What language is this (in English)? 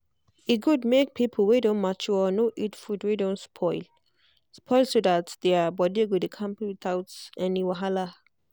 Nigerian Pidgin